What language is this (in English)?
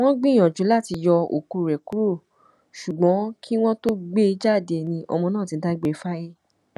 Yoruba